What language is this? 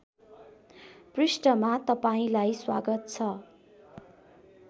Nepali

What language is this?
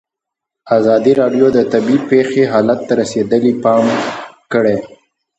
Pashto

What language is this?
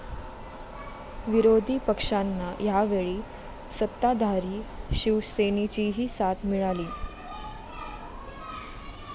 Marathi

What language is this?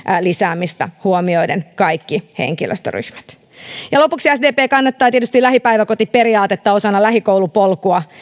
Finnish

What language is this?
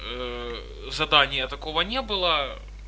Russian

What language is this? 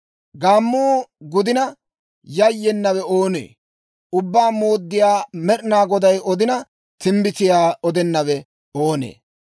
Dawro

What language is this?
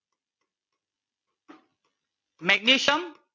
Gujarati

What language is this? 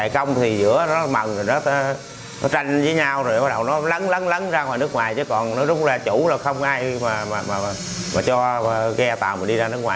Vietnamese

